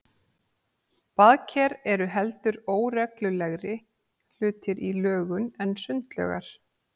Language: Icelandic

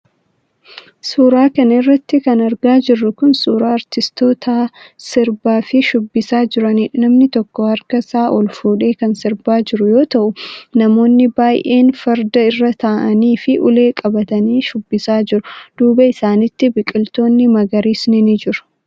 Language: Oromo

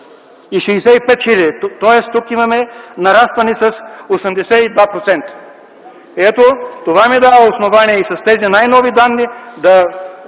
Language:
Bulgarian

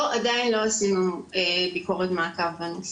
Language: Hebrew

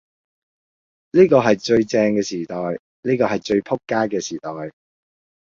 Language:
Cantonese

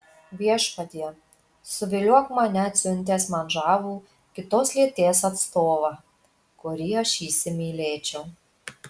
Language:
Lithuanian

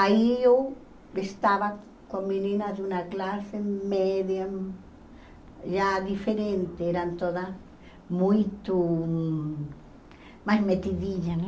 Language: Portuguese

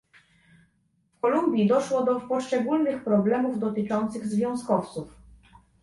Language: Polish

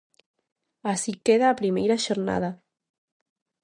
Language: Galician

